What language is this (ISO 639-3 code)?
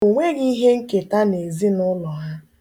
ibo